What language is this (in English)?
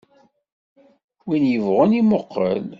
Kabyle